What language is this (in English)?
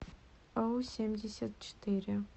Russian